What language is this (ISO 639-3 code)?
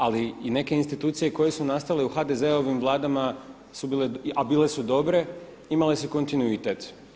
hrv